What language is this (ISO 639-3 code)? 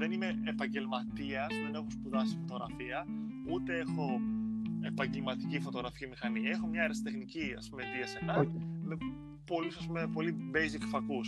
ell